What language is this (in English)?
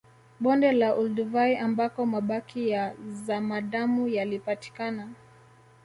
Swahili